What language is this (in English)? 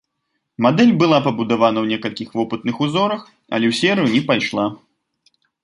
Belarusian